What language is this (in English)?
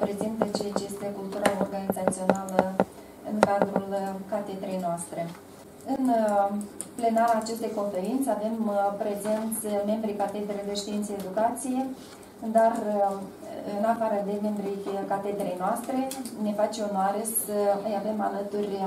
Romanian